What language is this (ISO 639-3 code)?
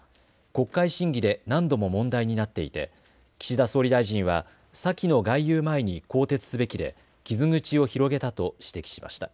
jpn